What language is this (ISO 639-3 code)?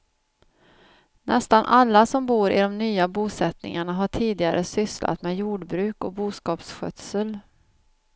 swe